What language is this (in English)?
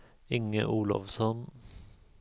Swedish